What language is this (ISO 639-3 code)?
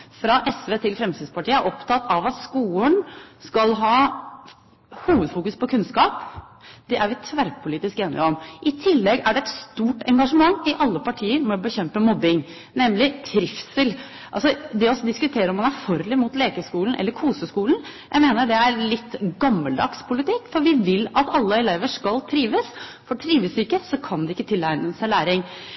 nob